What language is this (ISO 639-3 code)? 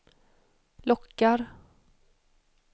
swe